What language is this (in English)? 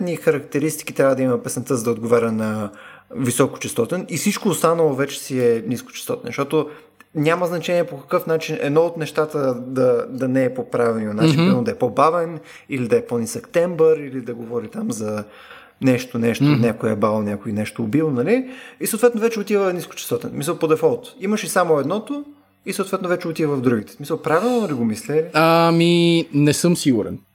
Bulgarian